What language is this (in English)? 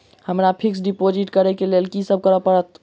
Maithili